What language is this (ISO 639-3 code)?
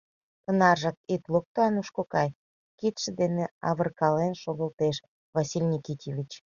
chm